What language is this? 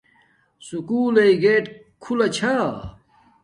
Domaaki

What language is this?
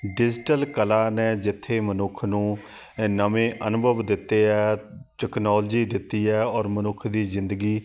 Punjabi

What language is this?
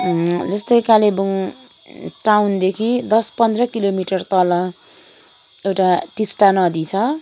Nepali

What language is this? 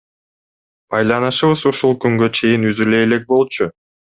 Kyrgyz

